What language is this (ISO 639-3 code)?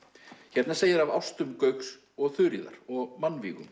isl